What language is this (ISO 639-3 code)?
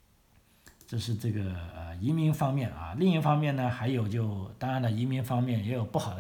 zho